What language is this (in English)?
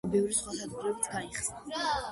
Georgian